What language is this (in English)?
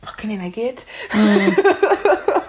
Welsh